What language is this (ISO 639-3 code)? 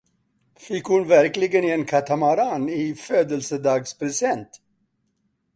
swe